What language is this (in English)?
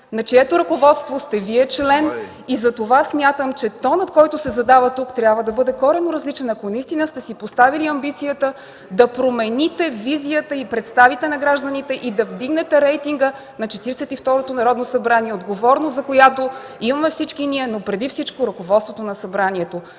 Bulgarian